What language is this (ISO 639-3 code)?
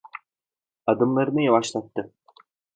tur